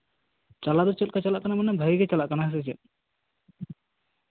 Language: Santali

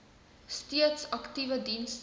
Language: Afrikaans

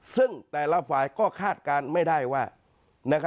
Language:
Thai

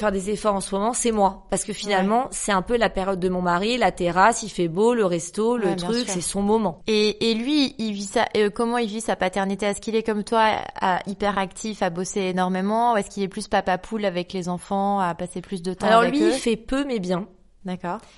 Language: French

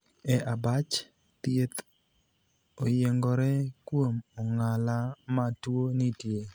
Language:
Luo (Kenya and Tanzania)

